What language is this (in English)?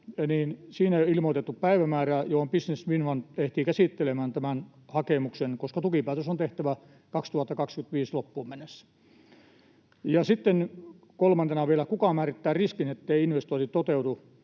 Finnish